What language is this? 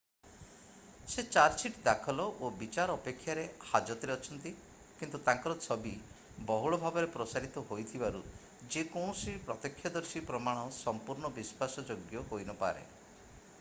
Odia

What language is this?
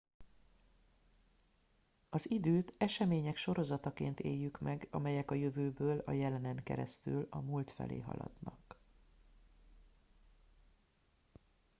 Hungarian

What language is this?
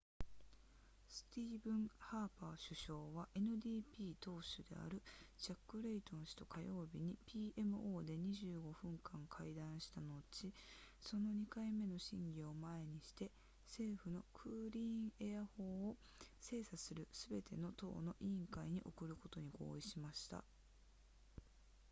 Japanese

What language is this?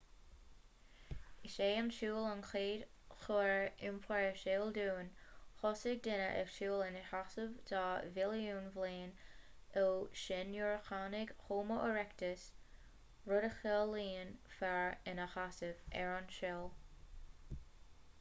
Irish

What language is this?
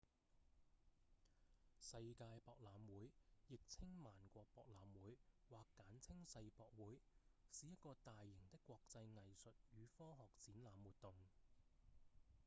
Cantonese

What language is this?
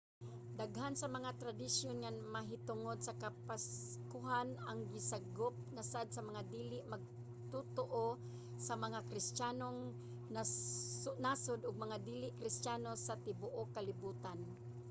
Cebuano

